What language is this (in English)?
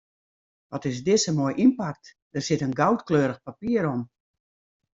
Western Frisian